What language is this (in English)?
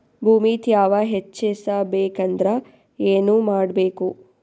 Kannada